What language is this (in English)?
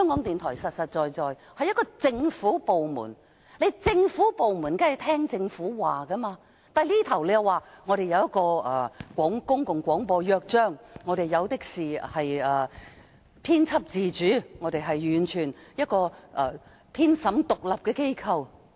Cantonese